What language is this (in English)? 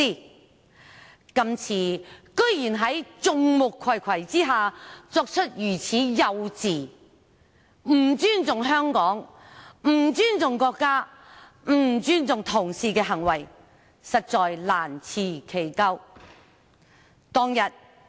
Cantonese